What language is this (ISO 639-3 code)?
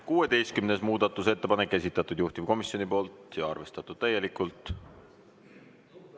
est